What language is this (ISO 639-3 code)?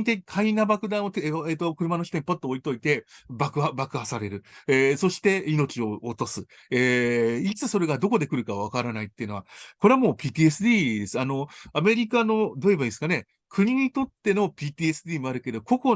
jpn